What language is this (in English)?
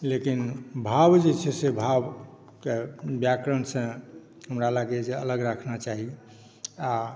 Maithili